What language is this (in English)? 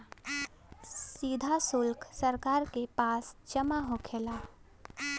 Bhojpuri